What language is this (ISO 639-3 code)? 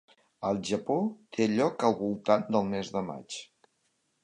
cat